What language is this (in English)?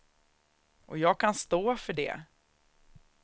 Swedish